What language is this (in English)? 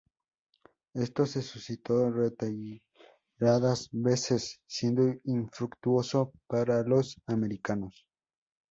Spanish